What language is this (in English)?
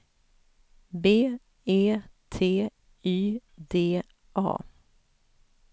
Swedish